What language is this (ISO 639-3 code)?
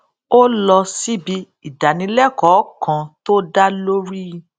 yor